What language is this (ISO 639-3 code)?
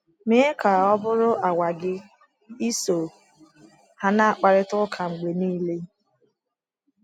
ibo